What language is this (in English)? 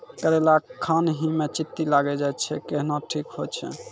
Maithili